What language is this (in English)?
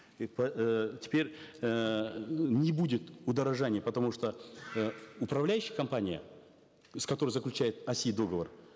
Kazakh